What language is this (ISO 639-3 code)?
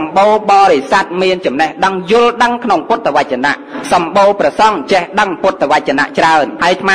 tha